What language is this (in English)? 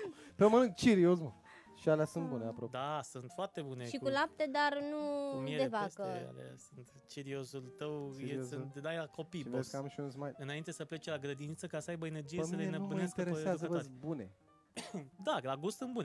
Romanian